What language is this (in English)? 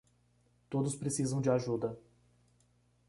Portuguese